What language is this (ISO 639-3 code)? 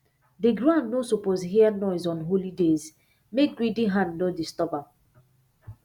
pcm